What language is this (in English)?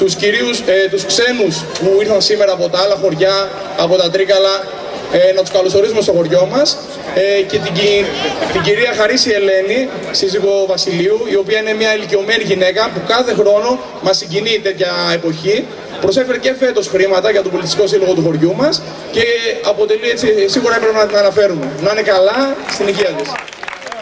Greek